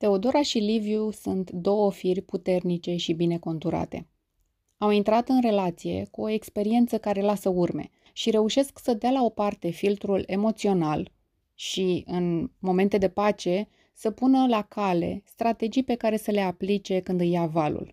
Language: Romanian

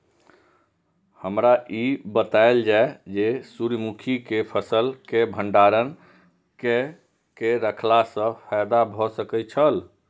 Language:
Maithili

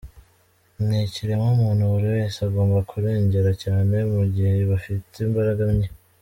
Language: Kinyarwanda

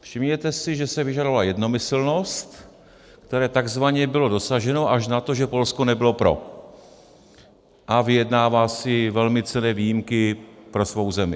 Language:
Czech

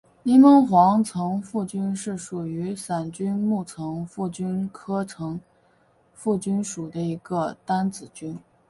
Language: Chinese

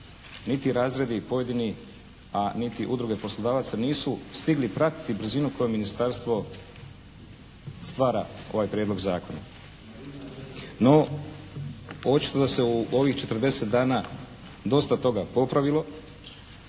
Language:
Croatian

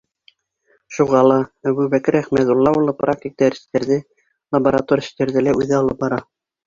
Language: Bashkir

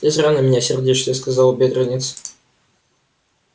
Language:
Russian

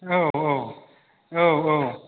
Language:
Bodo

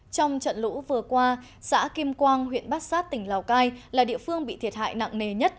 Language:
Vietnamese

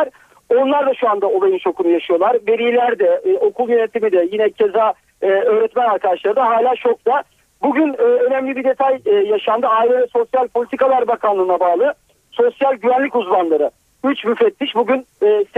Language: Turkish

